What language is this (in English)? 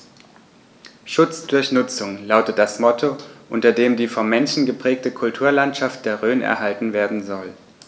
German